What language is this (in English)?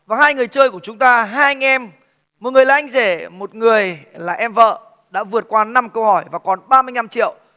Vietnamese